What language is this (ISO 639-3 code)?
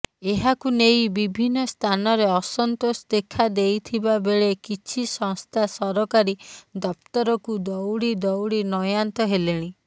ori